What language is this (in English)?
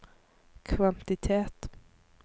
Norwegian